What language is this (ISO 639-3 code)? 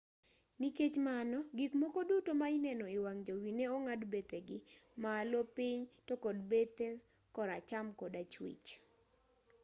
luo